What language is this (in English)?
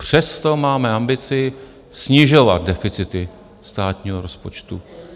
Czech